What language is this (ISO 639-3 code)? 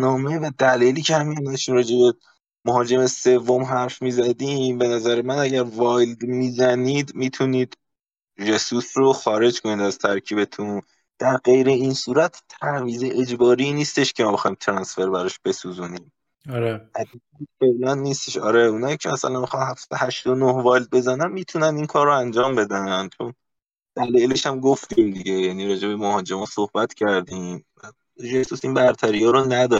fas